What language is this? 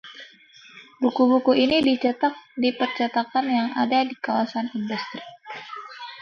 Indonesian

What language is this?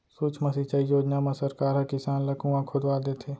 Chhattisgarhi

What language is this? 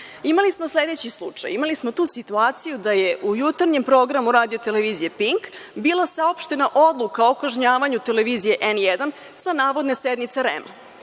Serbian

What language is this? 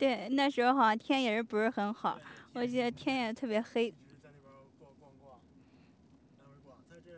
Chinese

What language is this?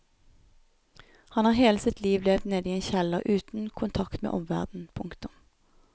Norwegian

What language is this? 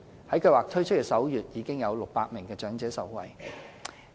Cantonese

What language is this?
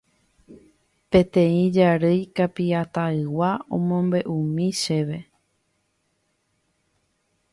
Guarani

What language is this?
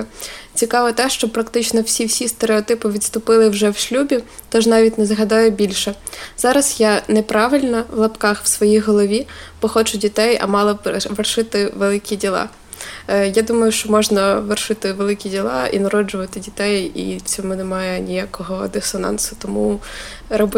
Ukrainian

